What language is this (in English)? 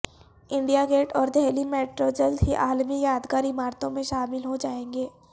Urdu